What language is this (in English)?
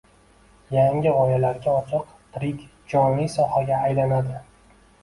Uzbek